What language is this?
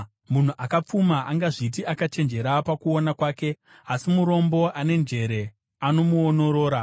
Shona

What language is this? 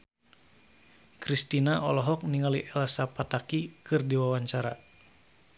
Sundanese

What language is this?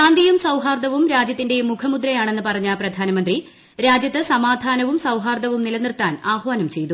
Malayalam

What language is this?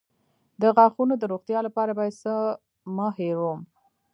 Pashto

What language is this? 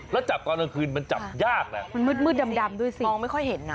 Thai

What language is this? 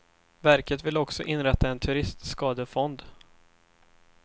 Swedish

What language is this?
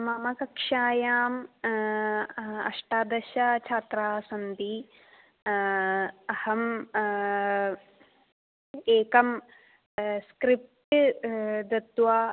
Sanskrit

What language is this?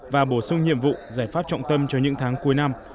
Vietnamese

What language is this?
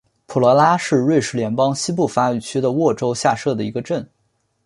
Chinese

